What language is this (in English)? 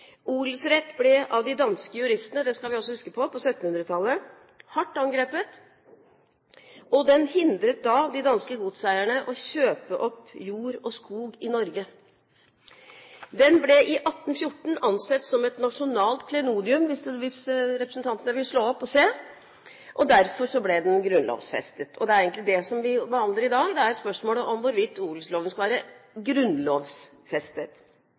Norwegian Bokmål